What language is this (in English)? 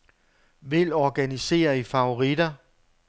Danish